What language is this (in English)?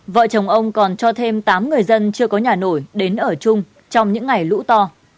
Vietnamese